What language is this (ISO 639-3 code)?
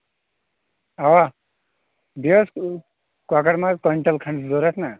kas